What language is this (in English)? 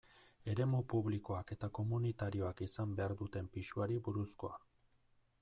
Basque